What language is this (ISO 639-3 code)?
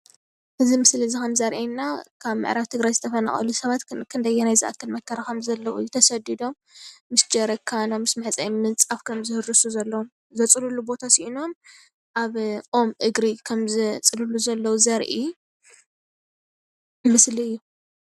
tir